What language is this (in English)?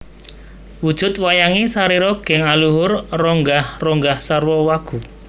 Javanese